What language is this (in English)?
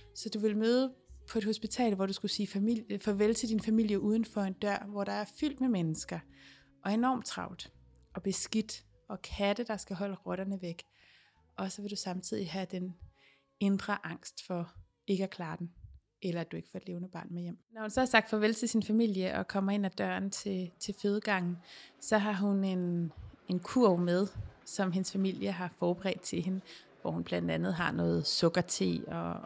Danish